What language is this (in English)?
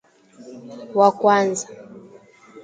Swahili